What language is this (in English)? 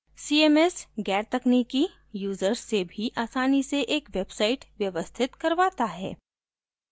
Hindi